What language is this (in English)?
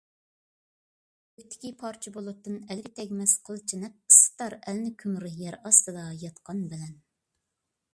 Uyghur